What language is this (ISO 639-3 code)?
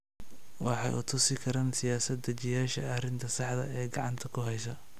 som